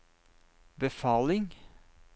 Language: Norwegian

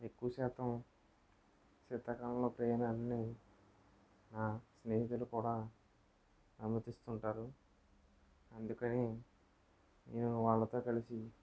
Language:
Telugu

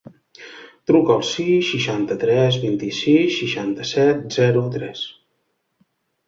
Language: Catalan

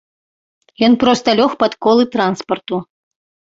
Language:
Belarusian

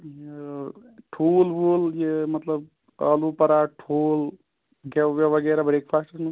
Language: Kashmiri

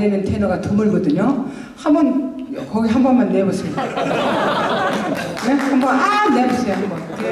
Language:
Korean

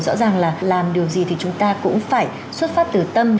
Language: Vietnamese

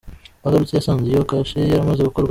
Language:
Kinyarwanda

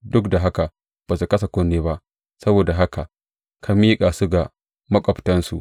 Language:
Hausa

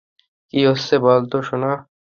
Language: Bangla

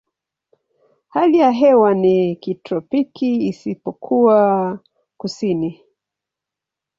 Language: Swahili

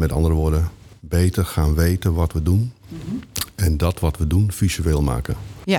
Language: Dutch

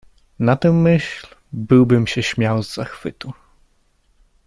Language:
Polish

